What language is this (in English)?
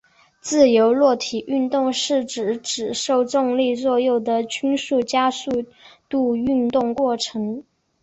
Chinese